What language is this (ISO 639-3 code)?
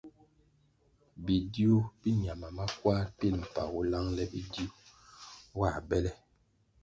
nmg